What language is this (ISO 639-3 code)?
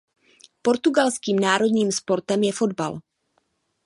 ces